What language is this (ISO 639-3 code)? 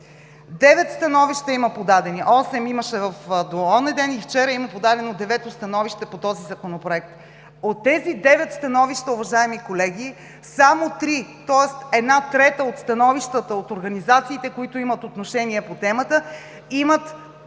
bul